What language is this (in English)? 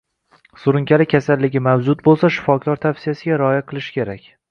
Uzbek